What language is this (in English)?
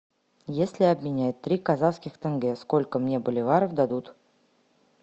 Russian